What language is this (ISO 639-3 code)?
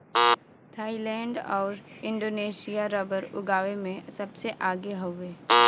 bho